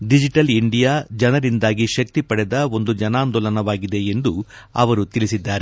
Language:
Kannada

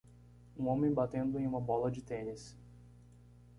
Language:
Portuguese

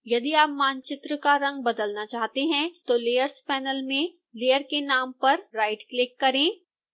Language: Hindi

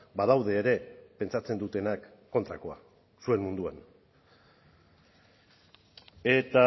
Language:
Basque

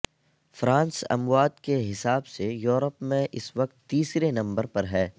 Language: Urdu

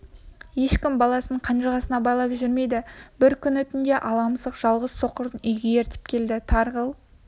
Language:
Kazakh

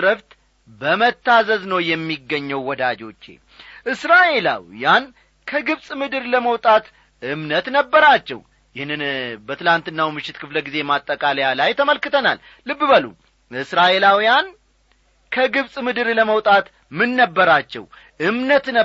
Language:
Amharic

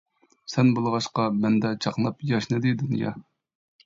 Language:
Uyghur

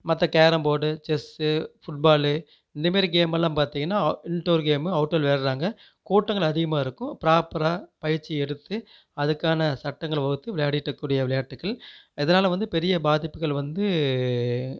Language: Tamil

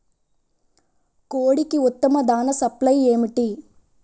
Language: Telugu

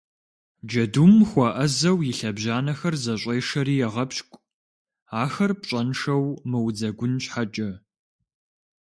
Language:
Kabardian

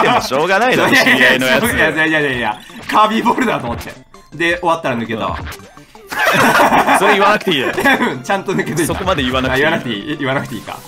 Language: Japanese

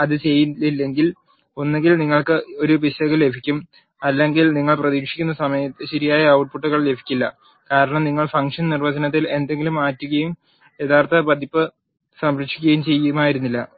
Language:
Malayalam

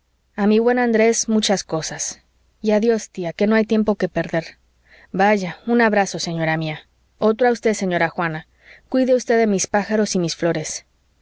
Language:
Spanish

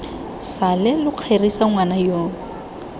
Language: Tswana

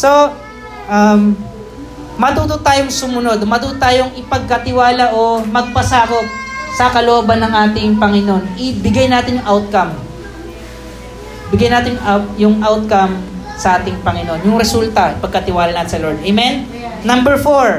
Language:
Filipino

